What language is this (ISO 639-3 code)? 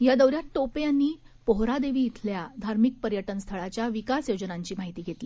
mar